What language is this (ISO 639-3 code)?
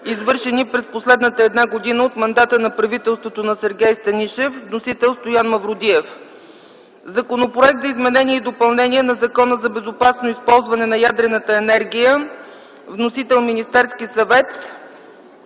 bul